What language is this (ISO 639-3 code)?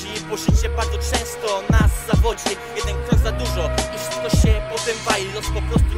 pol